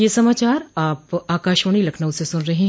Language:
Hindi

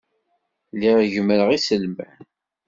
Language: Kabyle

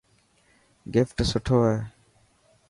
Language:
Dhatki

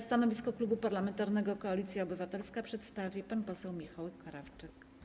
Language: Polish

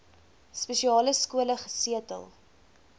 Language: Afrikaans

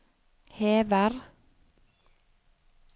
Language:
Norwegian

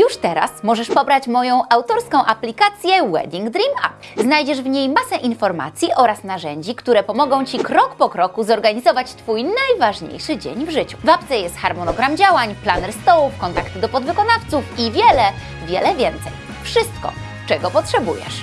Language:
Polish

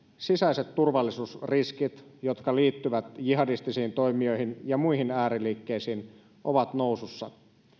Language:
Finnish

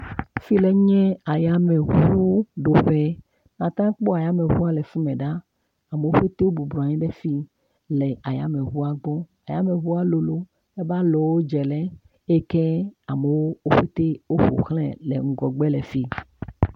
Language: Ewe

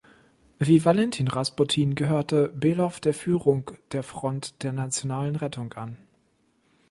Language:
German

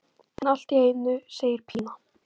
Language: Icelandic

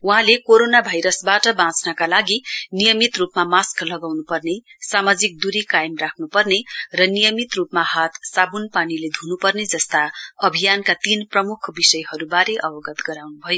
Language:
Nepali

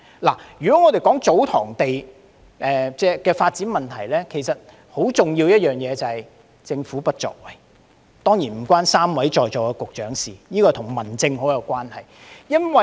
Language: Cantonese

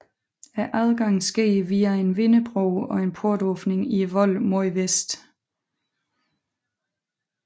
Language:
Danish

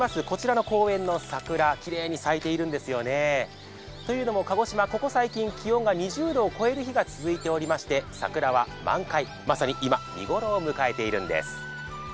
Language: Japanese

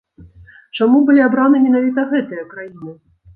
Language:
Belarusian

